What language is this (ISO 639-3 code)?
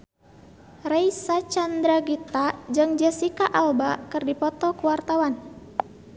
sun